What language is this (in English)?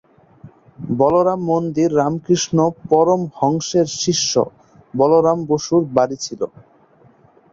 Bangla